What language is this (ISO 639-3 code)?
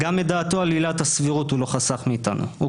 heb